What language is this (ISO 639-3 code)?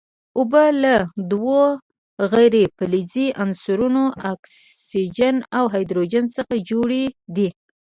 pus